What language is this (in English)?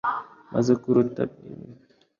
Kinyarwanda